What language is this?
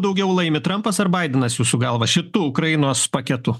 Lithuanian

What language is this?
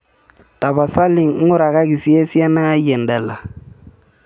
Masai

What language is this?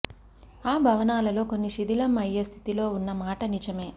Telugu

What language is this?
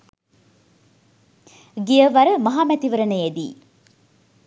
Sinhala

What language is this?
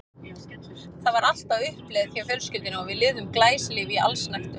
Icelandic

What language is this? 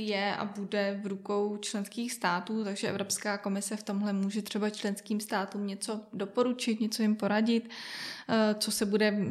Czech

